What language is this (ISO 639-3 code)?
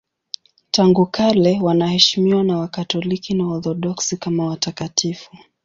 swa